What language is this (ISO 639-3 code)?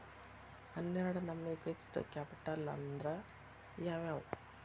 kan